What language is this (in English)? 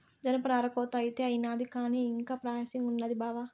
Telugu